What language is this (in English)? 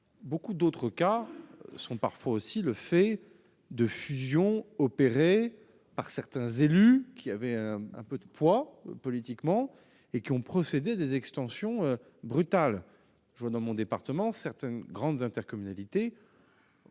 French